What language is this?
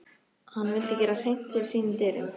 Icelandic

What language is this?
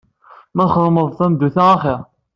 Kabyle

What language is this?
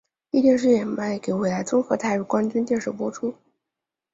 Chinese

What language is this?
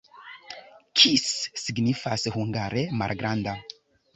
Esperanto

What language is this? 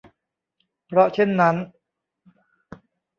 Thai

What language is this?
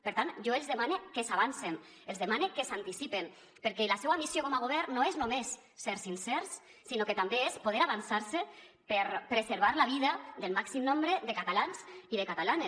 Catalan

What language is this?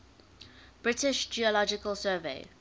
English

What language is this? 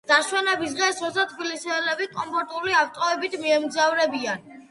Georgian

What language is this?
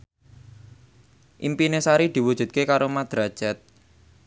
Javanese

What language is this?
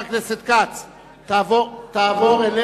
Hebrew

